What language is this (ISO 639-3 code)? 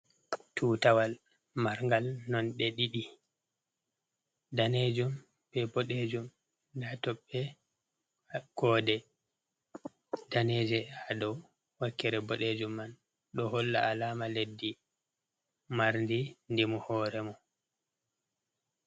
ful